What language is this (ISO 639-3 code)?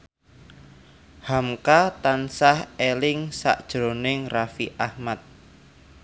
jav